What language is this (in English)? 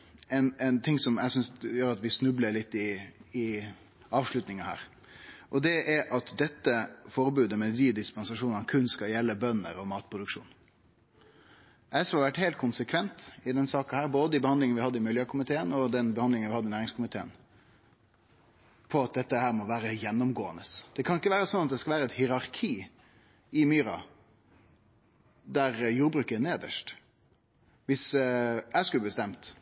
Norwegian Nynorsk